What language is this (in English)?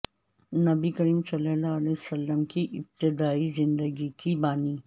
Urdu